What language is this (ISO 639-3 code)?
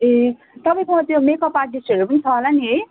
nep